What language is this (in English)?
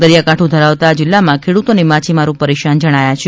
Gujarati